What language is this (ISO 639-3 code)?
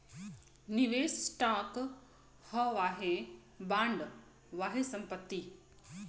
bho